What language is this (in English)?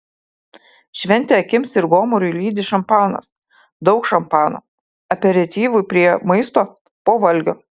Lithuanian